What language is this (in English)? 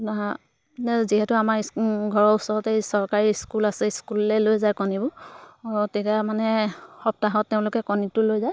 Assamese